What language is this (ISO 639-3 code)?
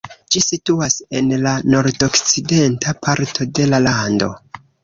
epo